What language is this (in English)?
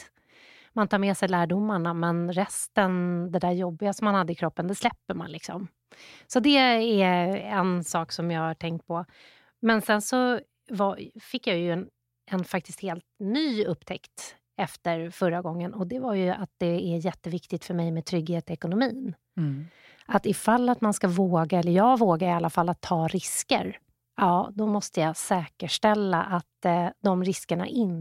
Swedish